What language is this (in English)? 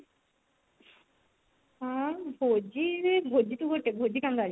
Odia